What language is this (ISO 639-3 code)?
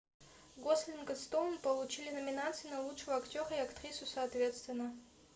rus